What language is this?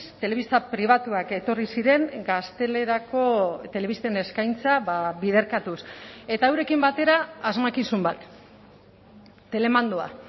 Basque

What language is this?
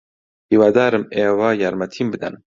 Central Kurdish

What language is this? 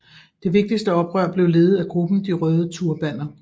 Danish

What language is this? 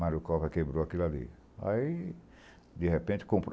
Portuguese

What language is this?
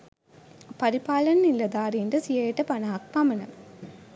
Sinhala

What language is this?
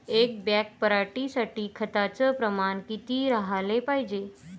Marathi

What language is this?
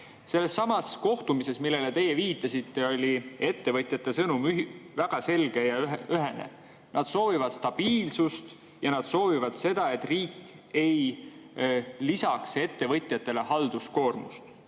Estonian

